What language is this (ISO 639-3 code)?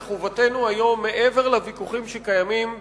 heb